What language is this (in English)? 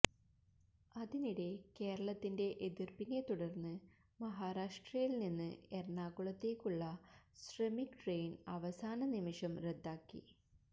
Malayalam